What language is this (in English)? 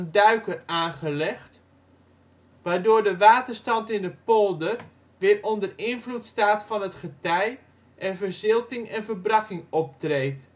Dutch